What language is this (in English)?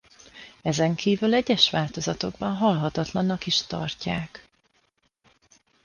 Hungarian